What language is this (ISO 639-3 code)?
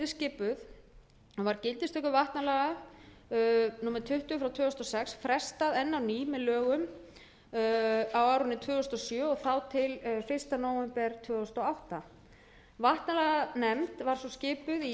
isl